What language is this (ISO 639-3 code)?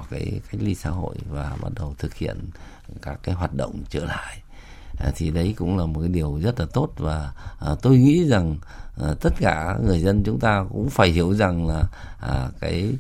vie